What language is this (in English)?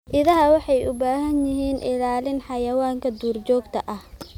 Somali